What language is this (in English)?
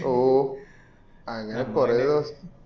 Malayalam